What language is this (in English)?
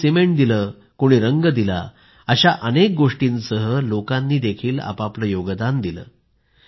Marathi